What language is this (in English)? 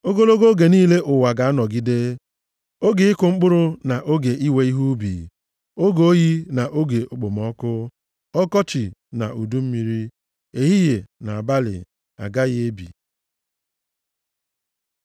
Igbo